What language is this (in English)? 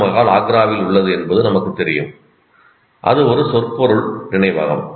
Tamil